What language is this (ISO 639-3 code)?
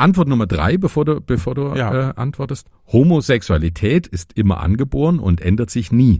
deu